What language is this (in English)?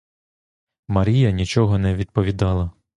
Ukrainian